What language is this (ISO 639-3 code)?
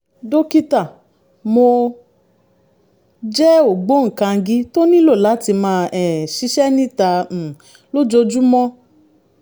yor